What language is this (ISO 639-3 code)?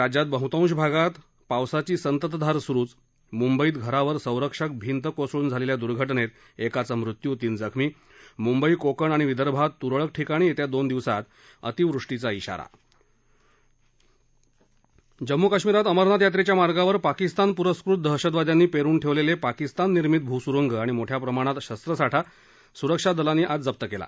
mar